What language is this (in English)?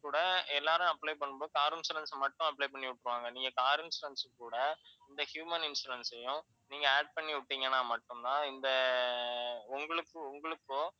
Tamil